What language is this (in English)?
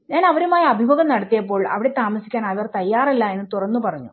Malayalam